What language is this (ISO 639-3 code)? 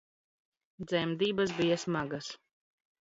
lav